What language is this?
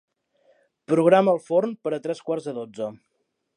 Catalan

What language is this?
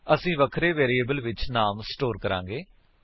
Punjabi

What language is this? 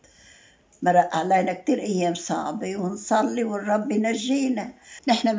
Arabic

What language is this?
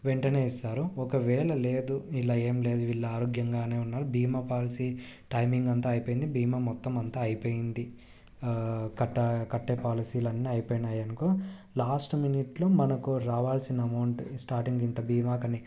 Telugu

